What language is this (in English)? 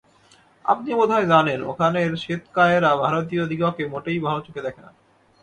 Bangla